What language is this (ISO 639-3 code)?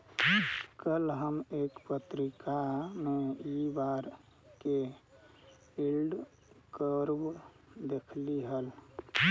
mag